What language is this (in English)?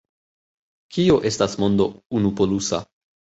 Esperanto